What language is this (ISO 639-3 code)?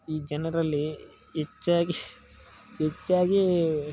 kan